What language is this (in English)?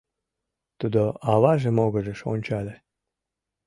Mari